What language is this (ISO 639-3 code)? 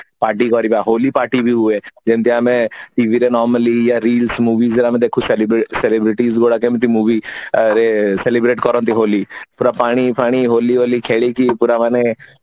ori